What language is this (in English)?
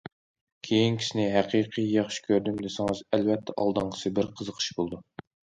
Uyghur